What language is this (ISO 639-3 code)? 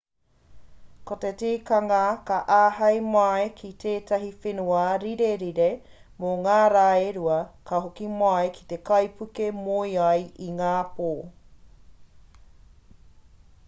mri